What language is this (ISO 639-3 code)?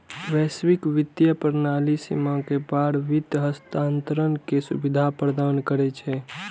mai